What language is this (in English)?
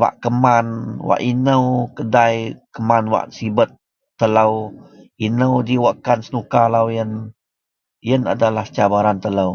Central Melanau